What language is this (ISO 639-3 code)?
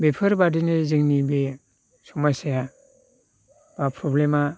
brx